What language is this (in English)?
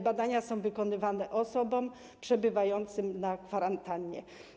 Polish